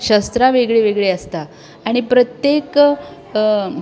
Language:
Konkani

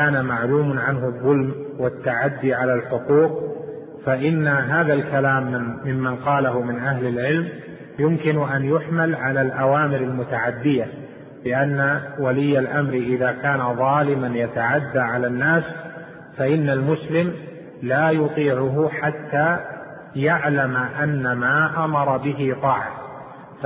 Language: Arabic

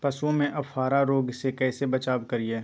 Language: Magahi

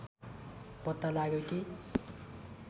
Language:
Nepali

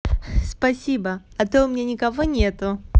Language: Russian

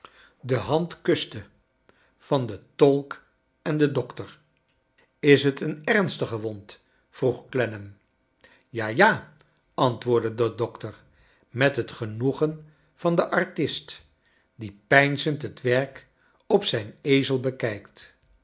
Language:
Dutch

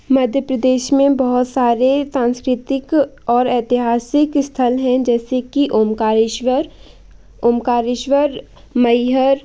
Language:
Hindi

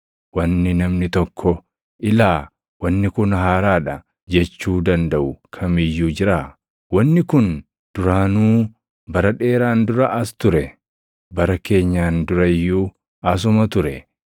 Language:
Oromo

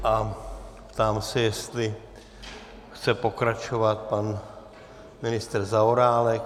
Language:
Czech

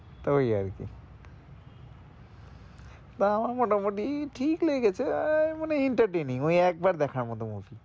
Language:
Bangla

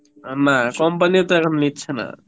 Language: Bangla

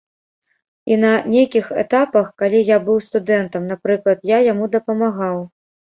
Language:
Belarusian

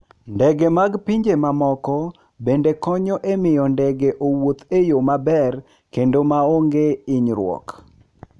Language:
Luo (Kenya and Tanzania)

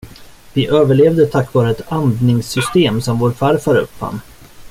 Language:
Swedish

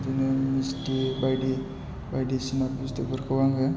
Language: Bodo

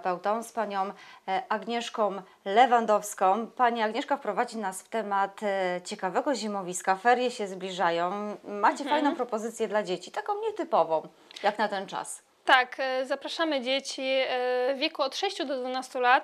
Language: Polish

